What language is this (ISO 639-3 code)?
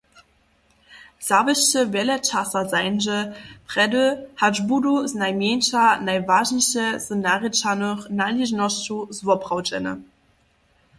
hsb